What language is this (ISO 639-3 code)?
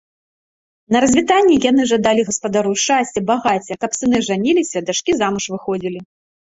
bel